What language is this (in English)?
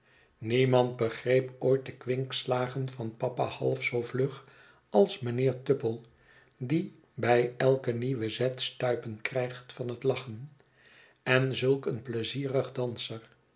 Dutch